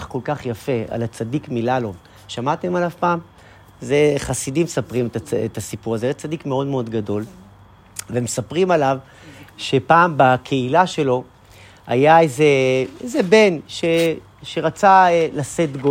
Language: Hebrew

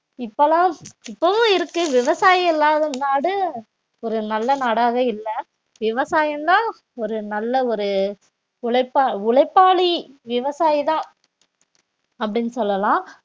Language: Tamil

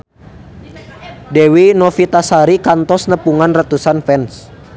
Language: Sundanese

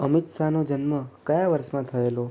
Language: Gujarati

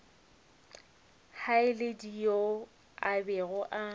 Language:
Northern Sotho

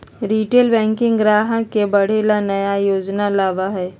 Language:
Magahi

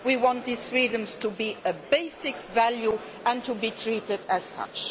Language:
English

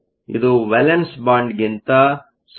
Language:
Kannada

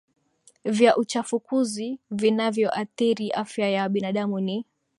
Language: Swahili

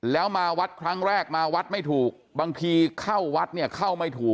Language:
Thai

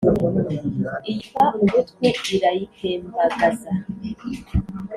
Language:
Kinyarwanda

